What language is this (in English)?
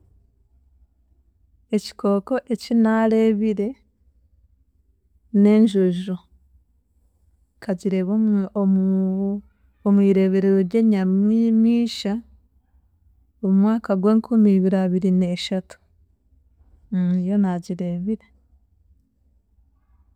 Chiga